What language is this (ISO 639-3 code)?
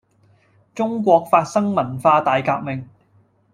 yue